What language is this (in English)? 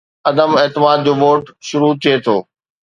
Sindhi